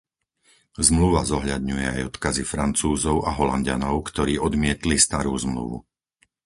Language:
Slovak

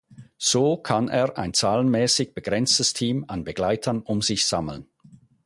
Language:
German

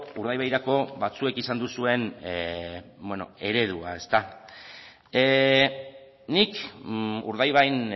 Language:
Basque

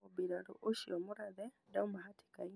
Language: Kikuyu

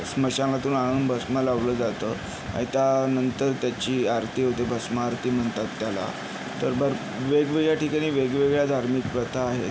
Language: Marathi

